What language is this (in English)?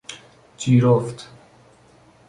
Persian